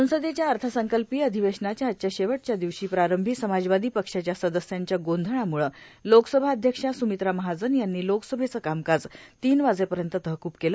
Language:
Marathi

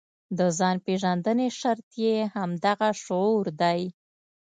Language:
Pashto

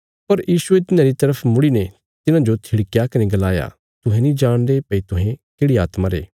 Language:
Bilaspuri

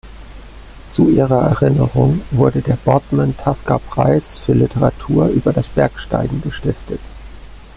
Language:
German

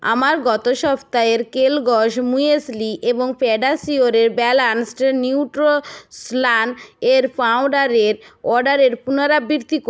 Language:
Bangla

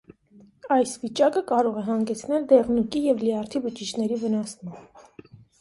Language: Armenian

